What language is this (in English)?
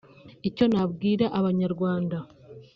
Kinyarwanda